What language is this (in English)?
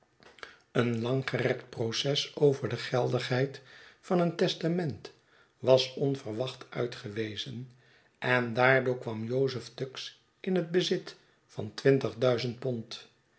Dutch